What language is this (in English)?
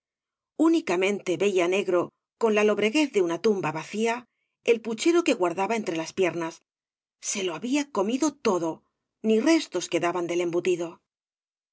Spanish